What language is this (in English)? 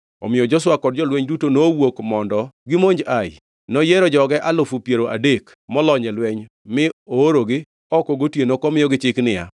Luo (Kenya and Tanzania)